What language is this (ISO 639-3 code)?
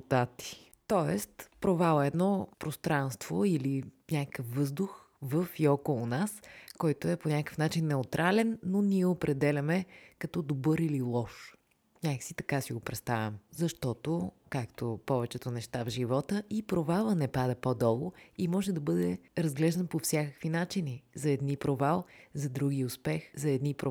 bul